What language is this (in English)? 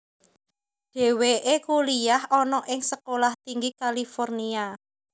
Javanese